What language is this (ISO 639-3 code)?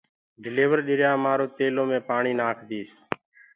ggg